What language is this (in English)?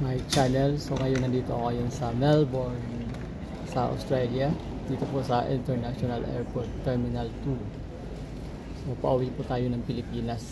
Filipino